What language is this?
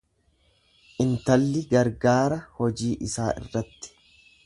Oromo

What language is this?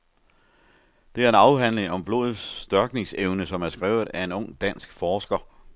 Danish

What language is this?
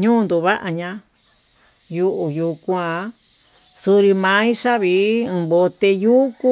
Tututepec Mixtec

